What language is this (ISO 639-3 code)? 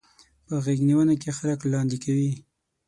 pus